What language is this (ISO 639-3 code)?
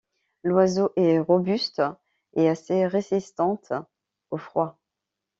fra